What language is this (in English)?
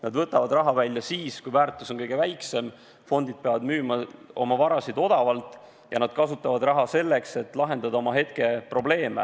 Estonian